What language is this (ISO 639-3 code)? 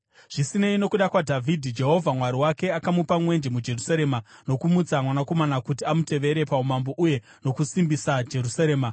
sna